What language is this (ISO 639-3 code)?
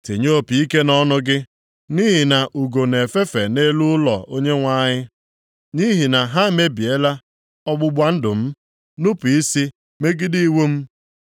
ibo